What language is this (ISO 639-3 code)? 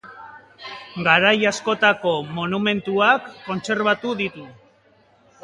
eus